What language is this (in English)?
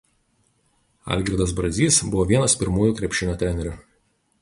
Lithuanian